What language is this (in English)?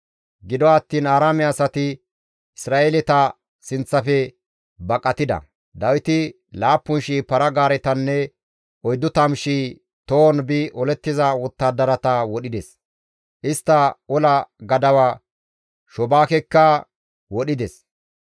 Gamo